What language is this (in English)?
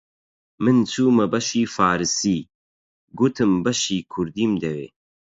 Central Kurdish